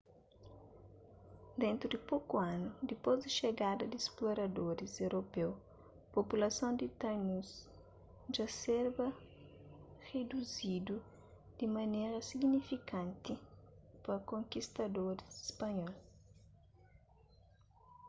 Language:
Kabuverdianu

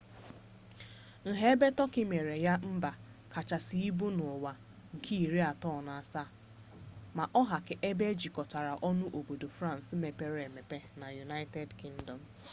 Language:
Igbo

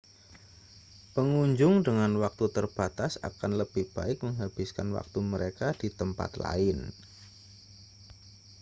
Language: Indonesian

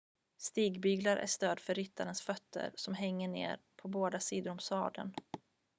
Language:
Swedish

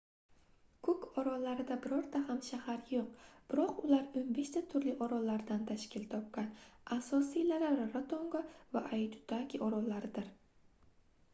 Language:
Uzbek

